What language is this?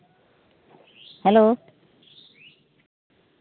Santali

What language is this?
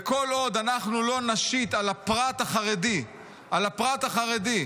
Hebrew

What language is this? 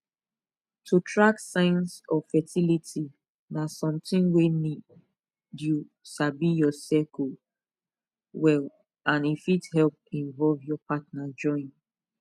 Nigerian Pidgin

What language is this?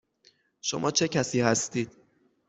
Persian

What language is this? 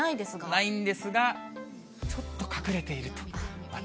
Japanese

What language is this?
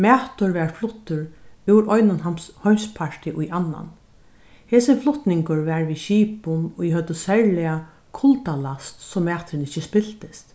Faroese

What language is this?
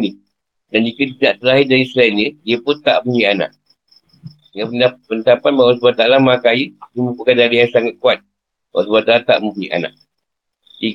Malay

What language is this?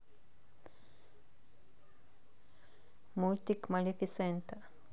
Russian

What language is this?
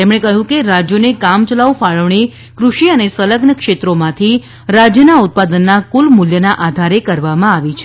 Gujarati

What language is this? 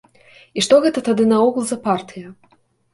Belarusian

